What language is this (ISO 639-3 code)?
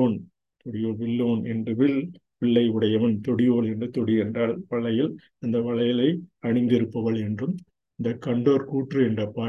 tam